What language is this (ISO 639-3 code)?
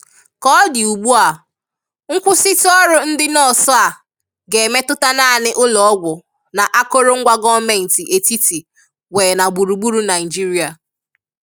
ibo